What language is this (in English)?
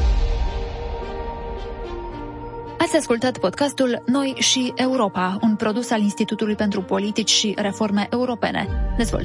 Romanian